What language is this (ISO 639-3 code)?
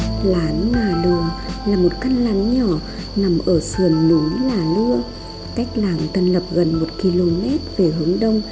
vie